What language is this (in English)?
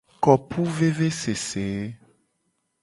Gen